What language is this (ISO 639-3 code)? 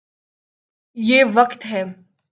urd